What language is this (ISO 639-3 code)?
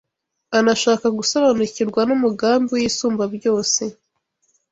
kin